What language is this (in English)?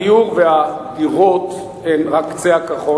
Hebrew